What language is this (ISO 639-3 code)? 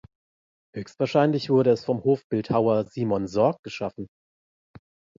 deu